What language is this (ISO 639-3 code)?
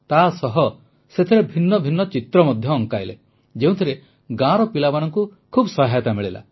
ori